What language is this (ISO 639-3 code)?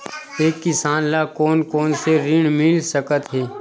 hne